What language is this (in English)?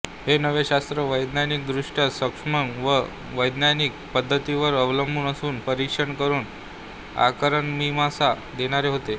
Marathi